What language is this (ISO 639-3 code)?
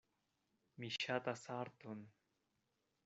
epo